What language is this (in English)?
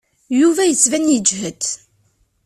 Kabyle